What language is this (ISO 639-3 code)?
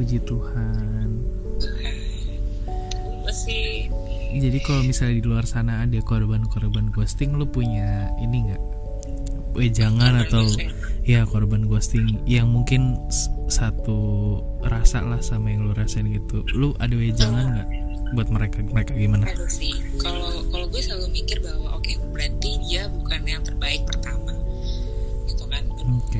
ind